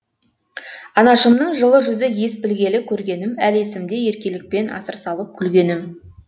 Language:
Kazakh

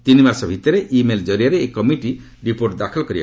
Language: Odia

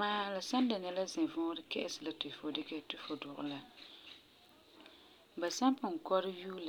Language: Frafra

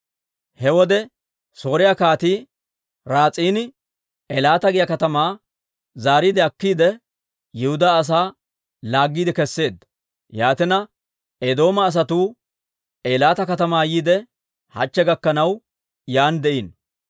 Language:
Dawro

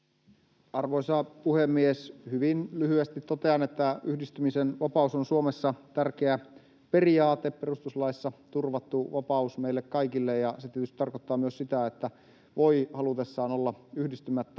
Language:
Finnish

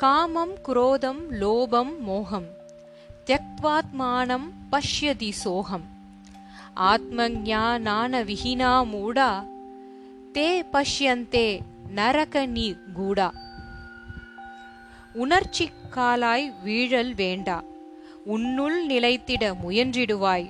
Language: Tamil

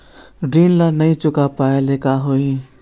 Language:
Chhattisgarhi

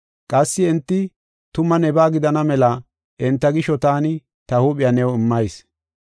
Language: Gofa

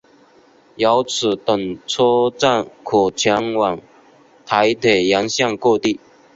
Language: Chinese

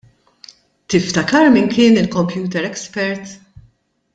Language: Maltese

